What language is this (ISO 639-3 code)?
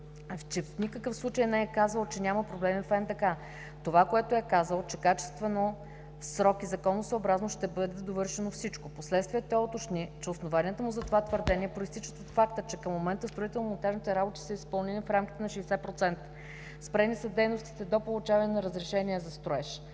bul